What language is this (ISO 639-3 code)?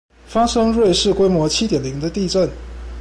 zho